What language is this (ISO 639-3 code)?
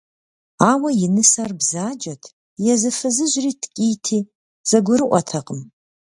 kbd